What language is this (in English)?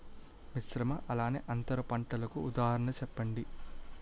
Telugu